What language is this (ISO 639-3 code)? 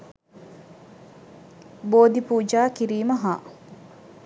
sin